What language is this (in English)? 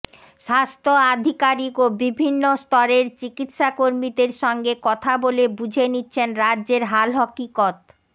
Bangla